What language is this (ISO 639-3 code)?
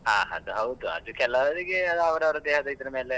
kan